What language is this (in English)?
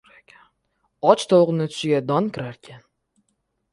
Uzbek